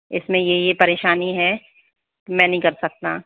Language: Hindi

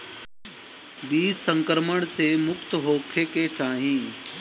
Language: Bhojpuri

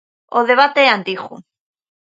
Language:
Galician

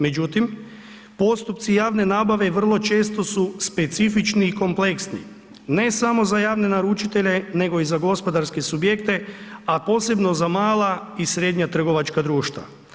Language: Croatian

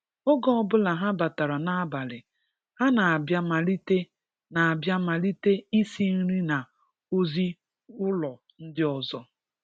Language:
Igbo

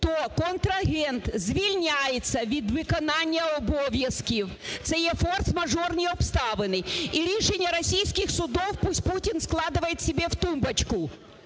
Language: Ukrainian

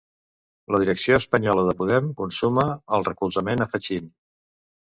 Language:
Catalan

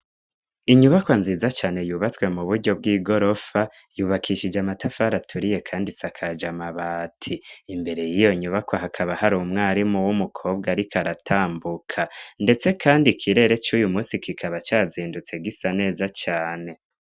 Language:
Rundi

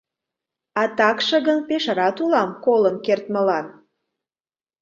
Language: Mari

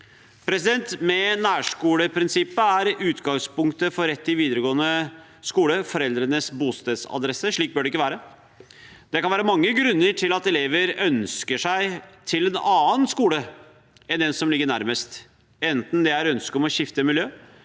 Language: Norwegian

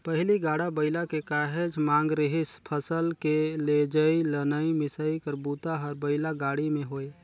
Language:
Chhattisgarhi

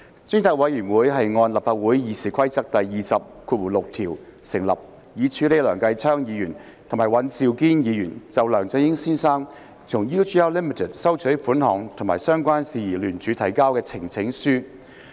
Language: Cantonese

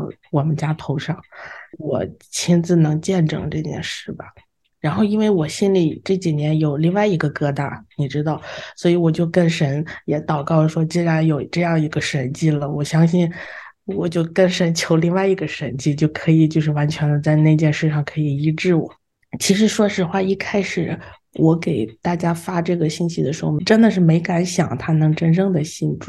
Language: Chinese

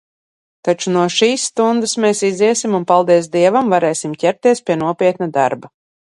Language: Latvian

